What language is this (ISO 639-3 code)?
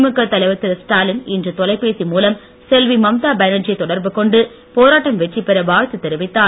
tam